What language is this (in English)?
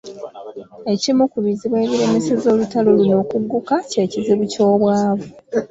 Ganda